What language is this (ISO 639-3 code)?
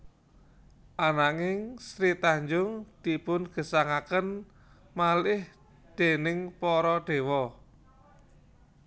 jav